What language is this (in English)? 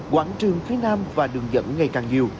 Vietnamese